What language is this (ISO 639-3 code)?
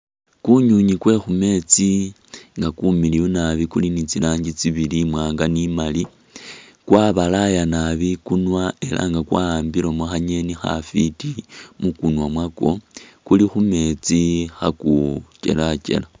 myx